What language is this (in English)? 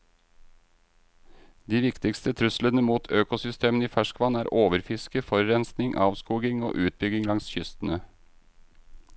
Norwegian